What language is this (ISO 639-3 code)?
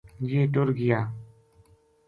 gju